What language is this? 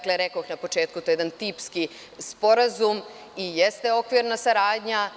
Serbian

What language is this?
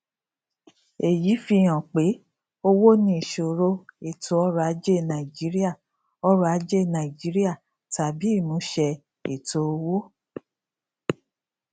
Yoruba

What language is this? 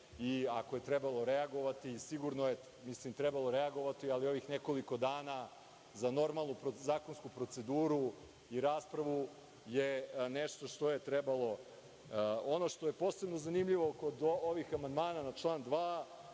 Serbian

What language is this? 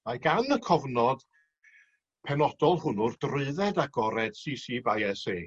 Welsh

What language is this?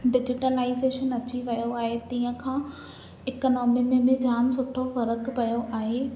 Sindhi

